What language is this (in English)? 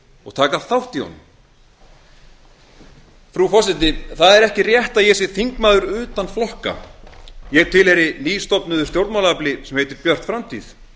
Icelandic